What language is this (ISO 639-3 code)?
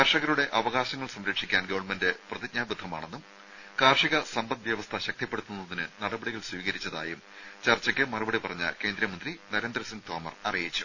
mal